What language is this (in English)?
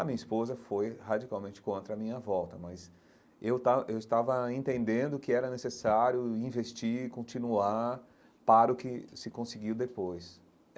Portuguese